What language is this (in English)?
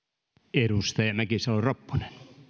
Finnish